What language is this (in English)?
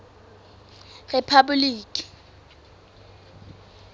Southern Sotho